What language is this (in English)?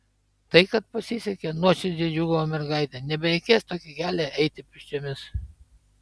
Lithuanian